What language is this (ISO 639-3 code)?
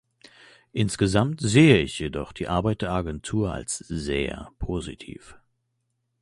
deu